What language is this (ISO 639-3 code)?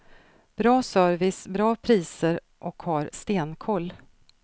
swe